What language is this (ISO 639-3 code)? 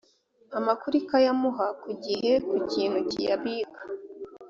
kin